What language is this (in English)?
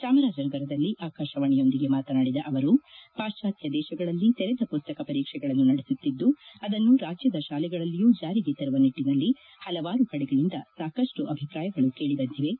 Kannada